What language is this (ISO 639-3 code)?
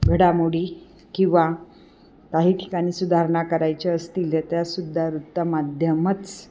mar